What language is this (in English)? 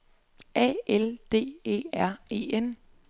Danish